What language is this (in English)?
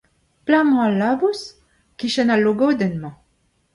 Breton